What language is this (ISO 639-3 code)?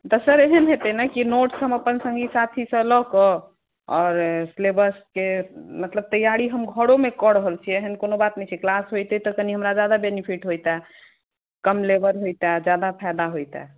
mai